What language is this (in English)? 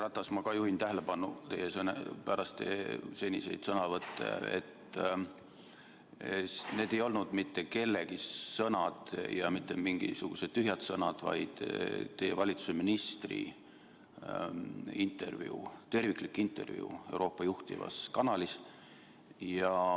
Estonian